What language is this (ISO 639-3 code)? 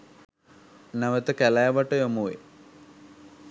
sin